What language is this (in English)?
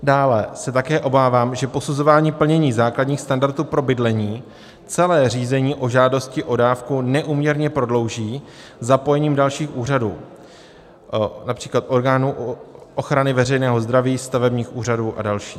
Czech